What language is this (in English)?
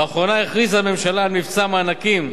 Hebrew